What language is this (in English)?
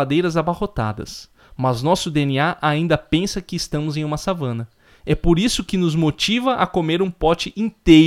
Portuguese